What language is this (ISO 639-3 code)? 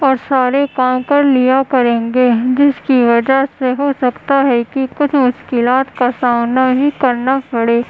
urd